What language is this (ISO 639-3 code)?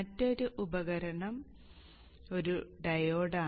mal